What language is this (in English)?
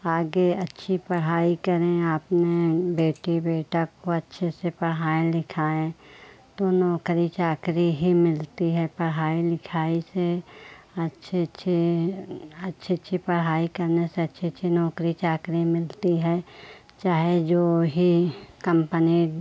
Hindi